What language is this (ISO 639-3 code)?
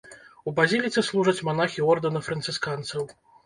bel